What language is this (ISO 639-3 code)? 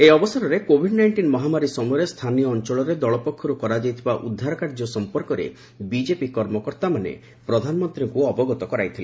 ori